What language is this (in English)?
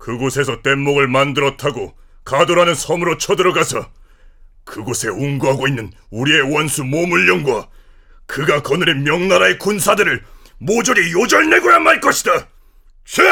Korean